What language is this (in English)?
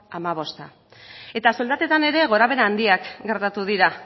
Basque